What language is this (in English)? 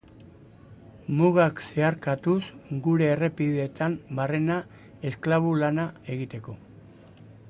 Basque